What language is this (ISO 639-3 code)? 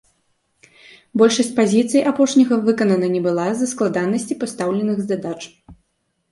bel